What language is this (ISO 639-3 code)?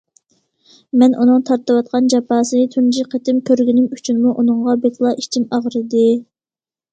uig